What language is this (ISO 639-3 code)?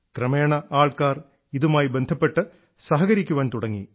mal